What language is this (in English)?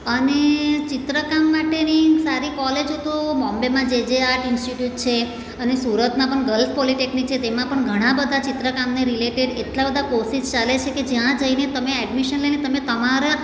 Gujarati